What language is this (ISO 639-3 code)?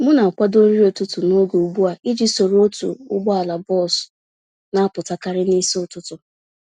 ibo